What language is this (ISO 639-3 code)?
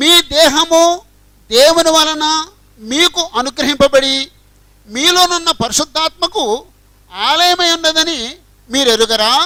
tel